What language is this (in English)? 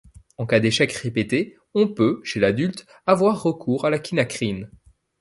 French